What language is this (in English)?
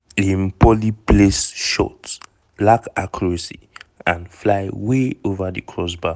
Nigerian Pidgin